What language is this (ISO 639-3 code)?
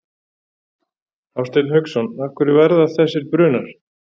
isl